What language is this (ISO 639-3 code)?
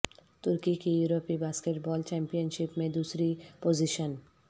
urd